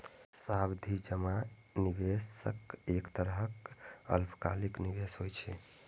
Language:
Maithili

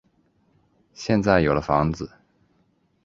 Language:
Chinese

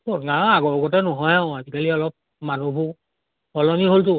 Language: Assamese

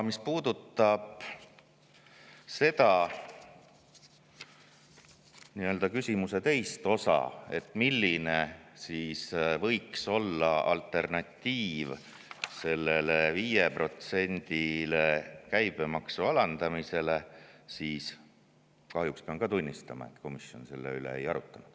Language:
Estonian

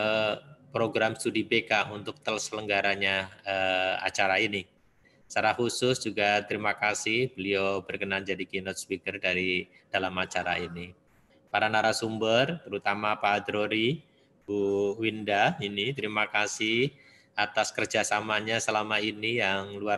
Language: Indonesian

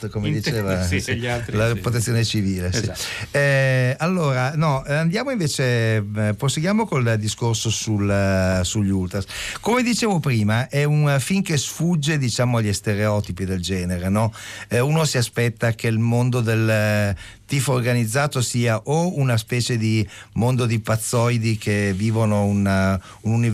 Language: Italian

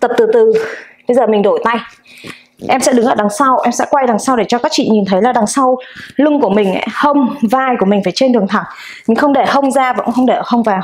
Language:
Vietnamese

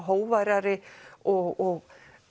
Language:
Icelandic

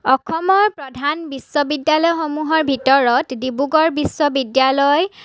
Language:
Assamese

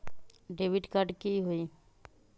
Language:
Magahi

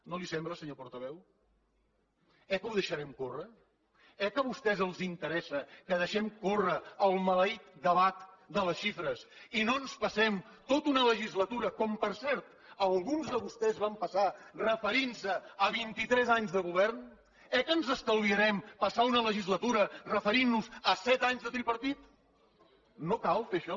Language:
Catalan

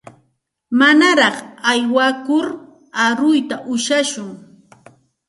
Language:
Santa Ana de Tusi Pasco Quechua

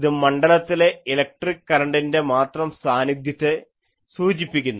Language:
Malayalam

